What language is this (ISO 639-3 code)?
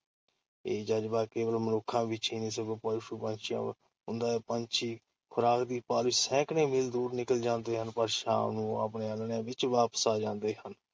pan